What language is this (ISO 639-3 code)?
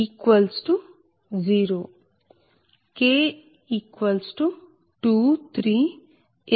tel